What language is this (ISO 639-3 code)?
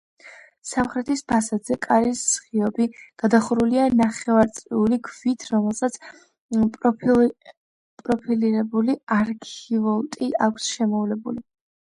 kat